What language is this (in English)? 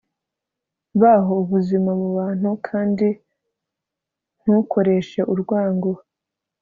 Kinyarwanda